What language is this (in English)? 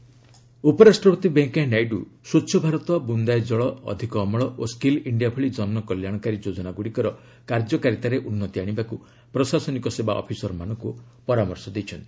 Odia